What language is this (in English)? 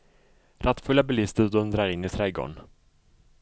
Swedish